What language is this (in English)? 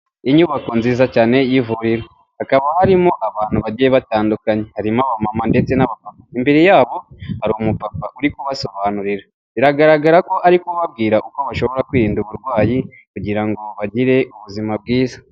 Kinyarwanda